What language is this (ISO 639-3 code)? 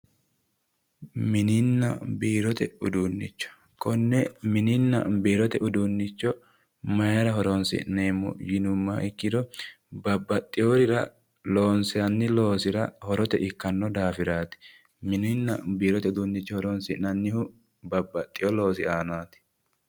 sid